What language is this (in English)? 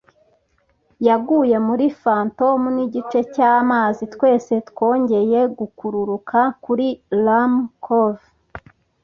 Kinyarwanda